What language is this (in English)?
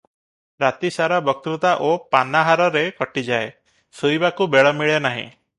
Odia